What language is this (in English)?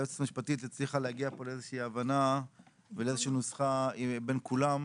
Hebrew